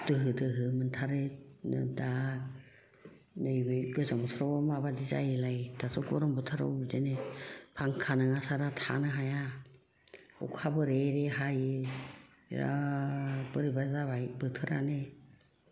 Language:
Bodo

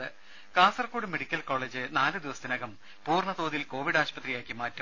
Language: Malayalam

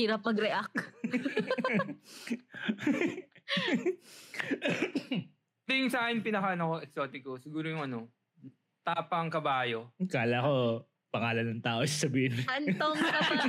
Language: Filipino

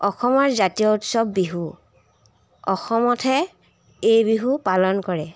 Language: Assamese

